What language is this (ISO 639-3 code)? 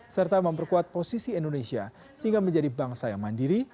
ind